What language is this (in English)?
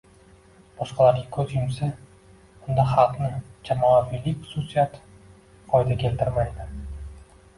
Uzbek